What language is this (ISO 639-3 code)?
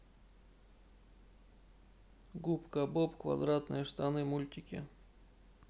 rus